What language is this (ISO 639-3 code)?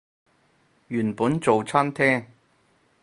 yue